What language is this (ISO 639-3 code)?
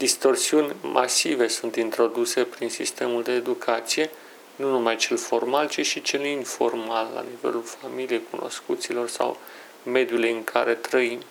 ron